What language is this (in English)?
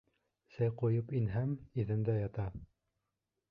Bashkir